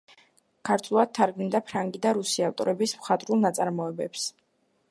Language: Georgian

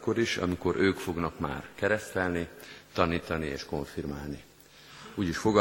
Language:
Hungarian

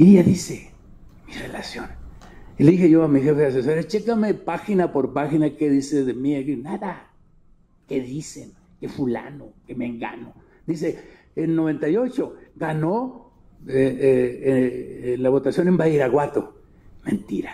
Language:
Spanish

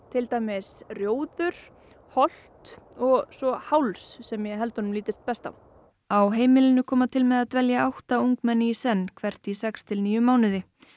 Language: Icelandic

